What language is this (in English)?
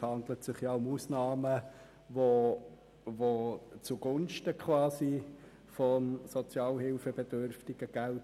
Swiss German